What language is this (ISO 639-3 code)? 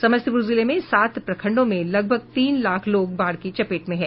hin